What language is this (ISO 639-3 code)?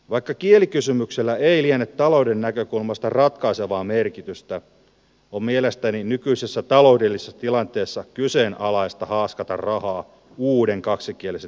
fin